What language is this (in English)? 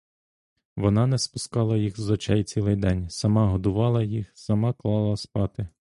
Ukrainian